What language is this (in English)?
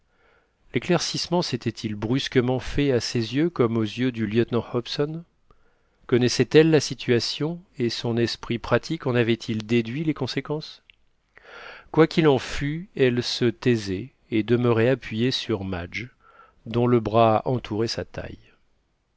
French